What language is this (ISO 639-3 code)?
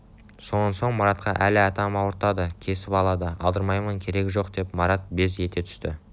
kaz